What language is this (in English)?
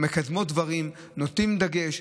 Hebrew